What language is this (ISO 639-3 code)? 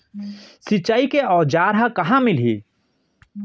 hne